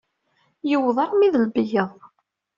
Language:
Kabyle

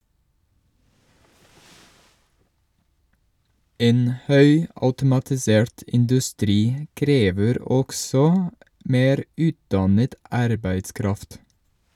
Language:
Norwegian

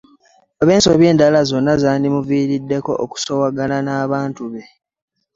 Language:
Ganda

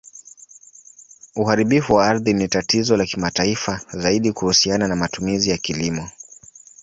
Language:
Swahili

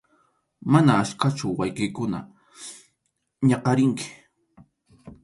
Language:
Arequipa-La Unión Quechua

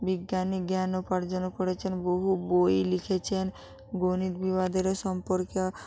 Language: Bangla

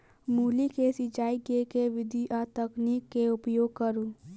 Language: Maithili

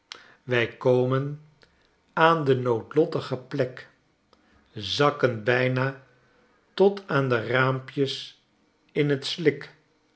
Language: Dutch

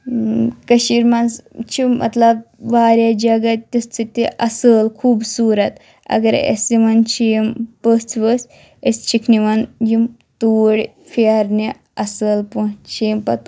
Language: Kashmiri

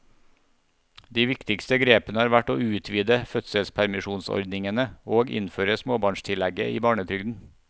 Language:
Norwegian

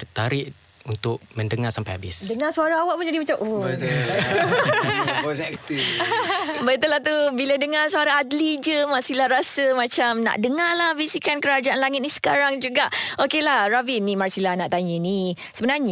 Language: Malay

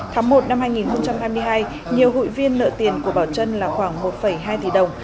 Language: Vietnamese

